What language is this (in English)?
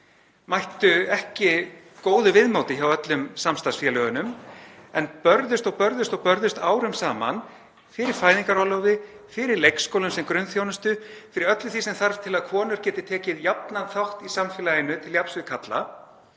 Icelandic